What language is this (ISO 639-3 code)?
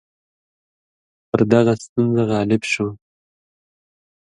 pus